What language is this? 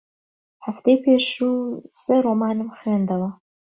Central Kurdish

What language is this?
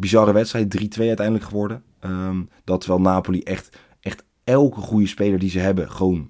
Dutch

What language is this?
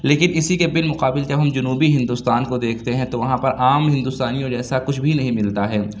Urdu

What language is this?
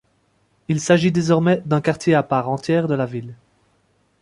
French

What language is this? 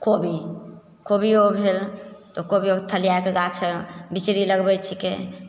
Maithili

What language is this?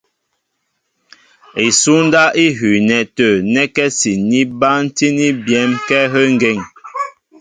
Mbo (Cameroon)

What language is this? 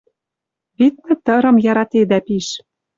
Western Mari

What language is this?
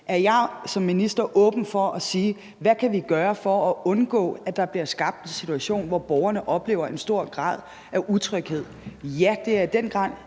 Danish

